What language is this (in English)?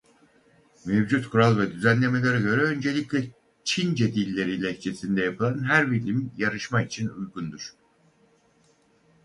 Turkish